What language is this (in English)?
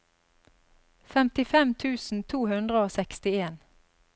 Norwegian